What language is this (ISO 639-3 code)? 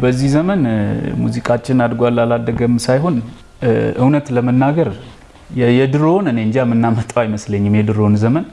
amh